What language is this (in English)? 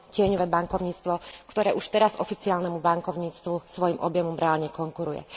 Slovak